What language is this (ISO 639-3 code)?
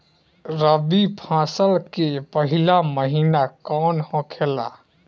bho